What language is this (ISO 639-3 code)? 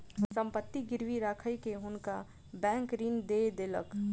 mai